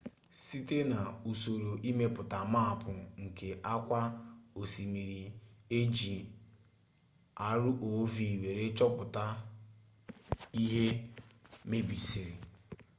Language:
Igbo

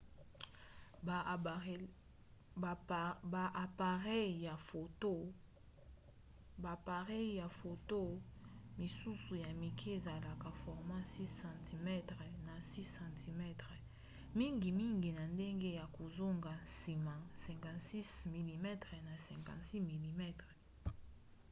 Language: Lingala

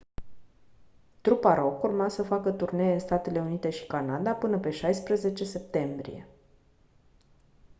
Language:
Romanian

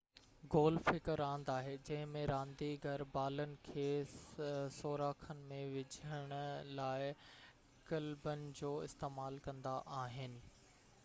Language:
Sindhi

